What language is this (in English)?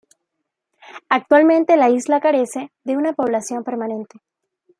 Spanish